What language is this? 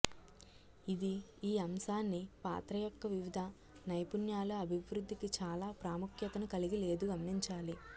Telugu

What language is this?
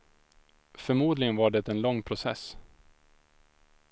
Swedish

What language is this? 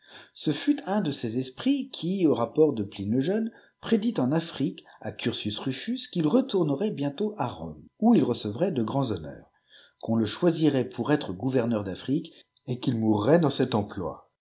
French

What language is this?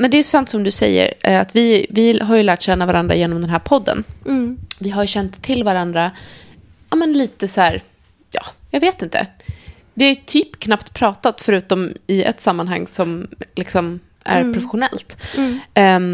Swedish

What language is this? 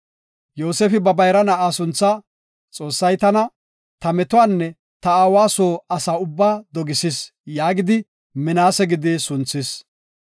Gofa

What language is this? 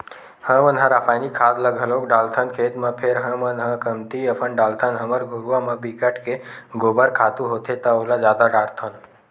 Chhattisgarhi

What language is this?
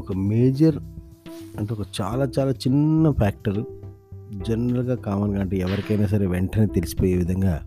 Telugu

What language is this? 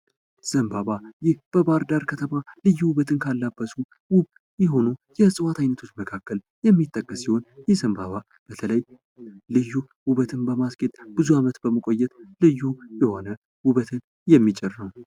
Amharic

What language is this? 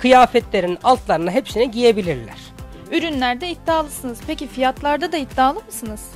Turkish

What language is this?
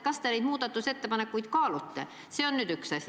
Estonian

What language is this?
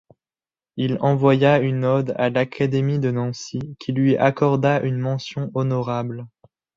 French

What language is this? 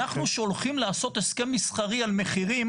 Hebrew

